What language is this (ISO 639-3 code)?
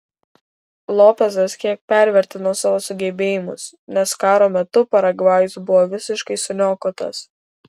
lit